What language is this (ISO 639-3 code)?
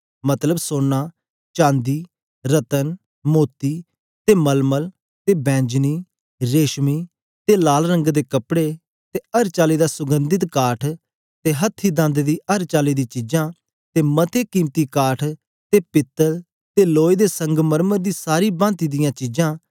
doi